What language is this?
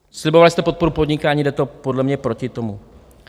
Czech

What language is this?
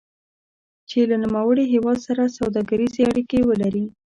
Pashto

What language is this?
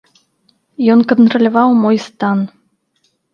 Belarusian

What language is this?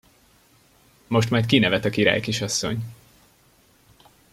Hungarian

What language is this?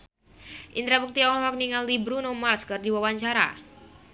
Sundanese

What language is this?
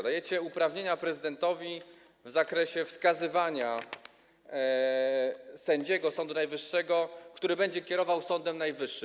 Polish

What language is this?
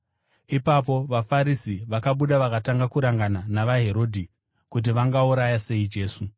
Shona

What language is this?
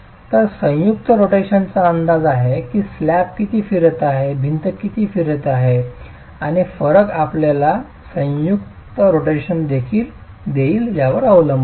Marathi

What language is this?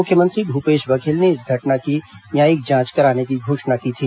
Hindi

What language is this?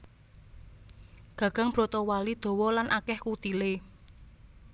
Javanese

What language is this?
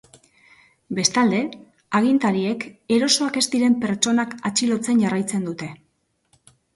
Basque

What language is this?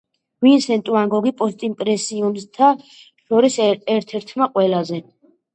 Georgian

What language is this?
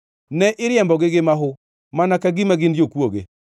Luo (Kenya and Tanzania)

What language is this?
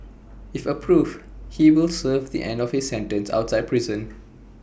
English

